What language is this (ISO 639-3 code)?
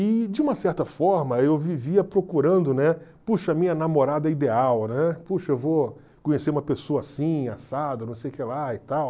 por